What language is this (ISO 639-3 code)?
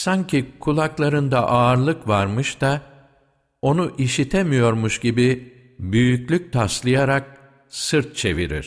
tur